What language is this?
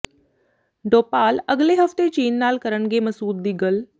Punjabi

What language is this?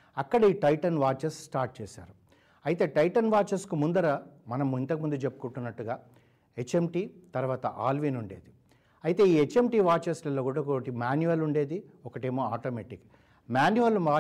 Telugu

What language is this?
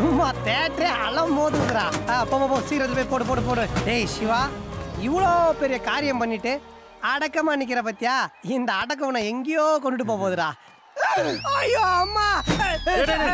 Romanian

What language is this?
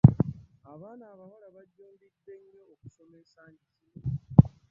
Ganda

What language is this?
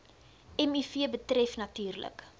Afrikaans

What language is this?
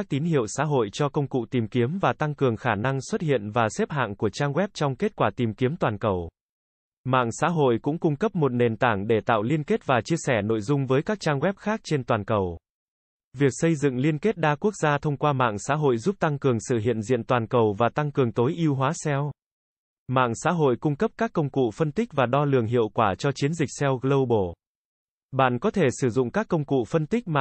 Vietnamese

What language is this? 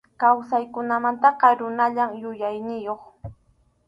Arequipa-La Unión Quechua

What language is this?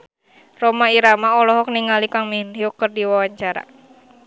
Sundanese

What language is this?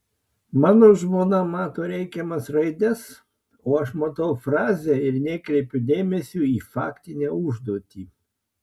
Lithuanian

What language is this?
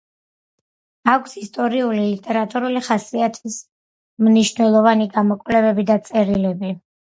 Georgian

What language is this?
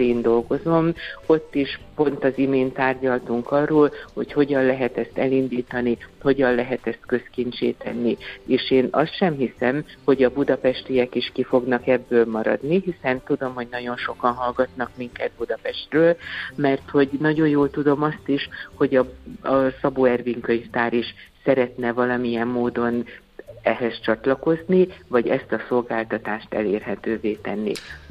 Hungarian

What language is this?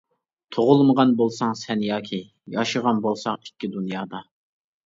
Uyghur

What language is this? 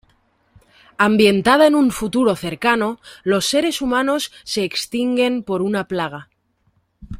Spanish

